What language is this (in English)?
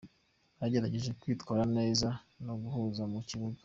Kinyarwanda